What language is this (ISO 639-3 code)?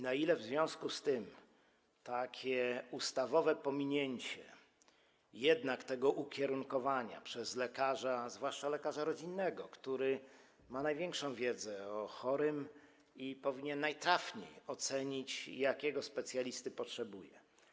pol